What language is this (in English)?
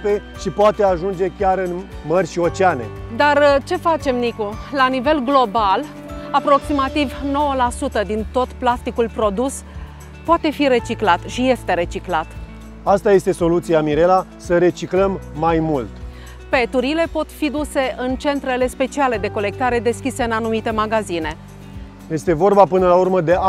Romanian